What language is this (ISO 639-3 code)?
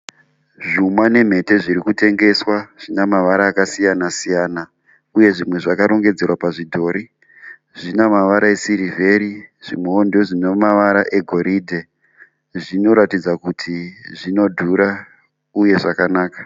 sna